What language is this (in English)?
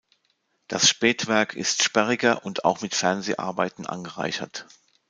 German